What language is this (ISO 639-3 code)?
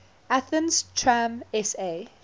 eng